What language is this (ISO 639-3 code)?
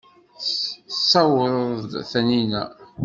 kab